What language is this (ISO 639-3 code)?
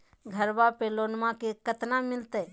mag